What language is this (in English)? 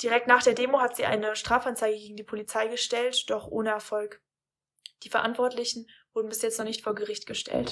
German